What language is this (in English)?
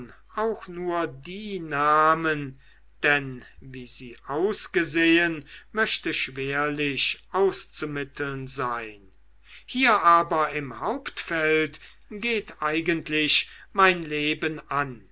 German